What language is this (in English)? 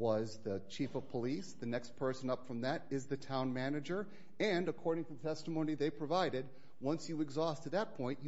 English